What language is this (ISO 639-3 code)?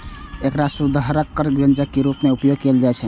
mai